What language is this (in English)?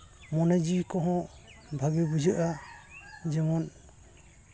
Santali